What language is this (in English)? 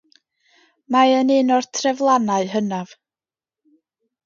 Welsh